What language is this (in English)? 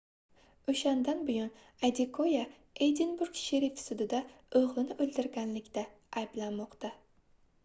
Uzbek